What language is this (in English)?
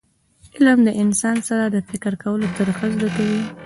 Pashto